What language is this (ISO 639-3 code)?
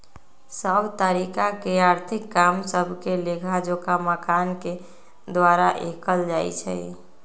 mag